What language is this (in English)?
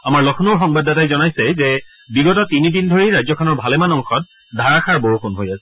Assamese